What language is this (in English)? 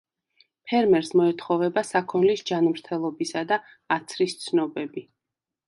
Georgian